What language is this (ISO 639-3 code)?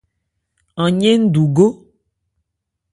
ebr